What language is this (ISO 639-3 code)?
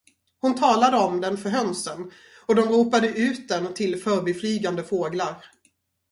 swe